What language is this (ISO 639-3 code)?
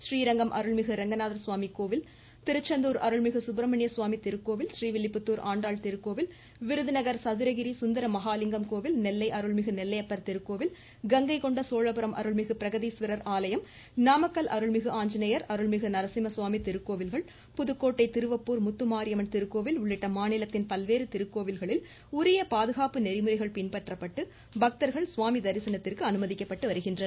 tam